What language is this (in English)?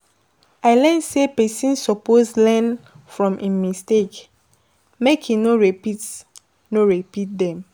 Nigerian Pidgin